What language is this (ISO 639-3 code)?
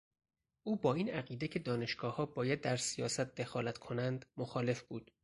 fas